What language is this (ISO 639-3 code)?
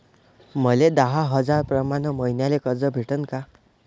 mar